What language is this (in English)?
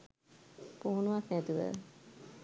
Sinhala